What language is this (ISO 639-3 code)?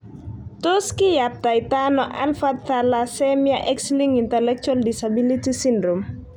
kln